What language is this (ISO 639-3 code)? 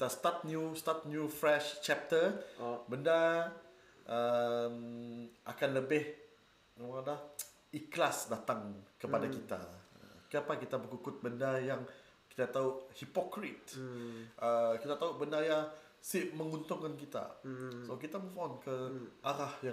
msa